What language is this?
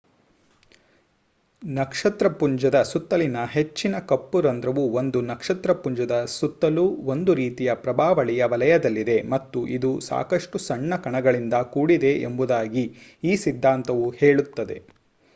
Kannada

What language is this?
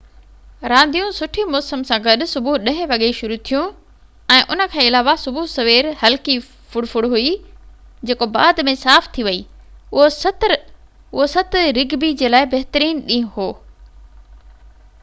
Sindhi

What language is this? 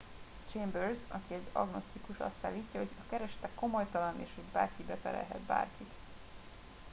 Hungarian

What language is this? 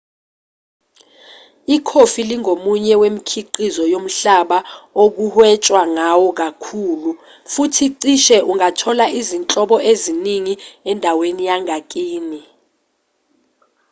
Zulu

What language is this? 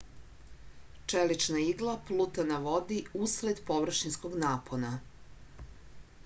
Serbian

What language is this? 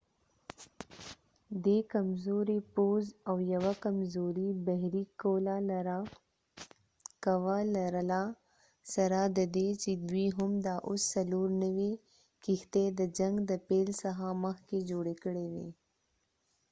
Pashto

